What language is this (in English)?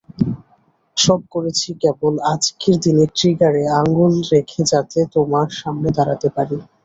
Bangla